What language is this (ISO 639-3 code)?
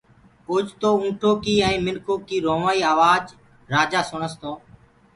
ggg